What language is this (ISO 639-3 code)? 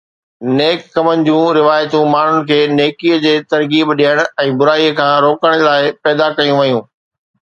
snd